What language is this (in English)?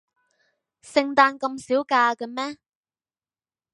Cantonese